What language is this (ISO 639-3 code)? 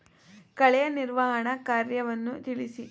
kan